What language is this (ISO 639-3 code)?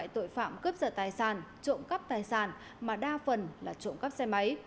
vie